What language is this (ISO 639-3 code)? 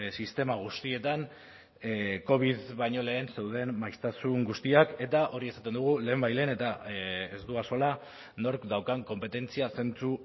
eus